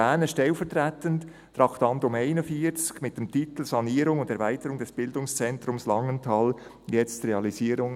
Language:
Swiss German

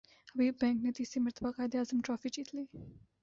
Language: Urdu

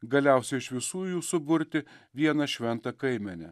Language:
Lithuanian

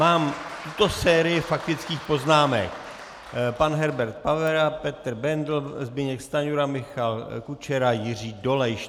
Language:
Czech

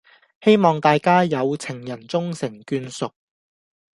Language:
Cantonese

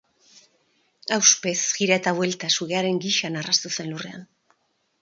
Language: Basque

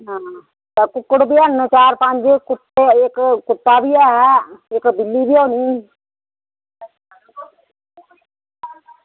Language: Dogri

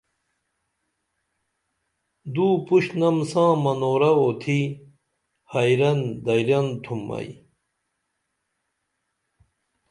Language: Dameli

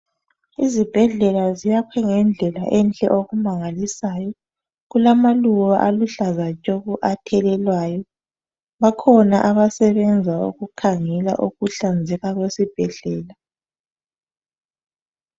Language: North Ndebele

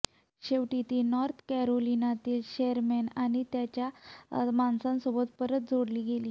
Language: Marathi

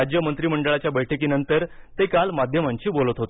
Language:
Marathi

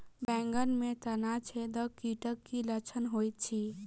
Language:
Maithili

